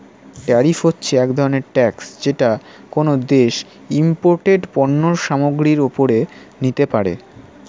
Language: Bangla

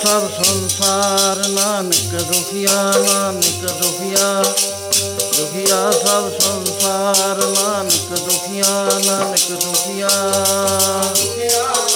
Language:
Punjabi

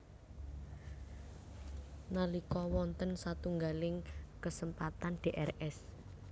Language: Javanese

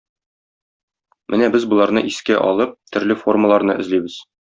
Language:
Tatar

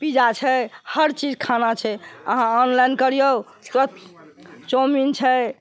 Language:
Maithili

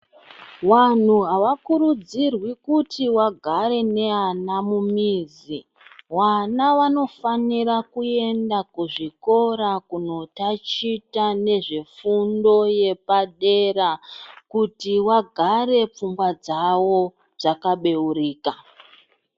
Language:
Ndau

